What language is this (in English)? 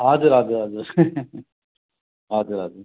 Nepali